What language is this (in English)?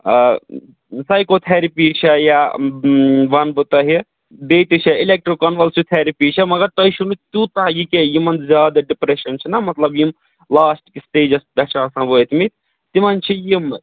Kashmiri